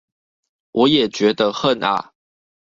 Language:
Chinese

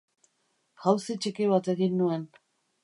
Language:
Basque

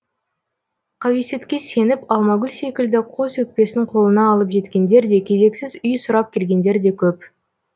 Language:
Kazakh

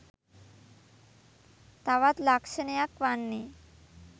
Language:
Sinhala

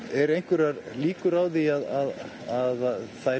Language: Icelandic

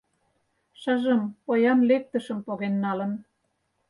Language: Mari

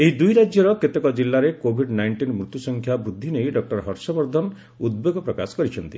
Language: Odia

